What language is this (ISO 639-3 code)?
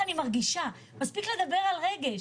heb